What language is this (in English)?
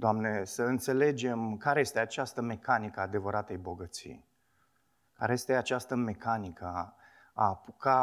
Romanian